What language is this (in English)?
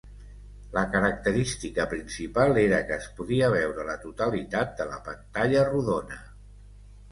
Catalan